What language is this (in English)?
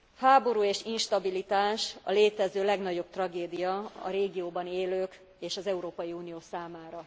Hungarian